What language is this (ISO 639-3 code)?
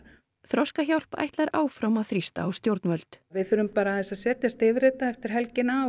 isl